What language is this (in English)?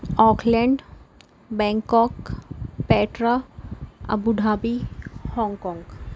Urdu